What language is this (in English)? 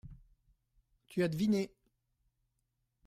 French